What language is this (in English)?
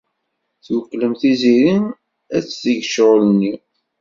Kabyle